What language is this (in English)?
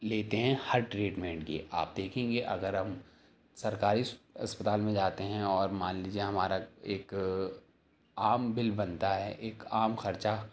Urdu